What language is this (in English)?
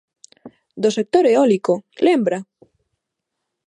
Galician